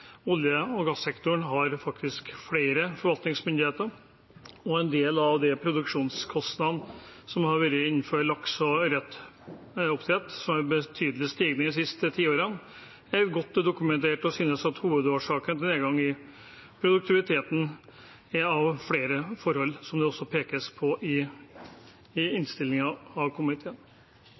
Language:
Norwegian Bokmål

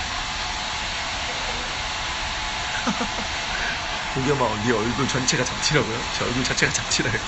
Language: Korean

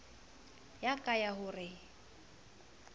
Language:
Southern Sotho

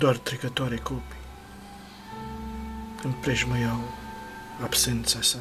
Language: Romanian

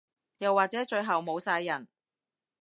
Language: Cantonese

